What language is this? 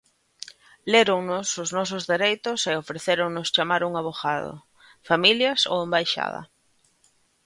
Galician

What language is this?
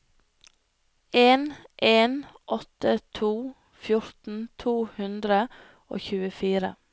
Norwegian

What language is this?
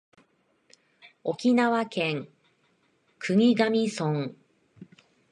Japanese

